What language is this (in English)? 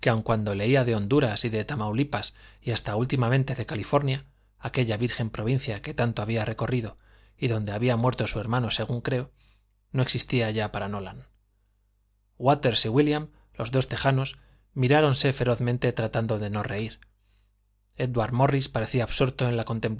Spanish